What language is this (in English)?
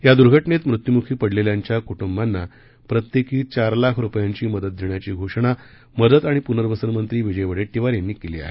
Marathi